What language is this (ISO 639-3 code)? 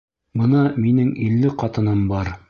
bak